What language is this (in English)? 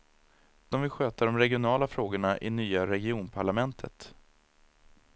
Swedish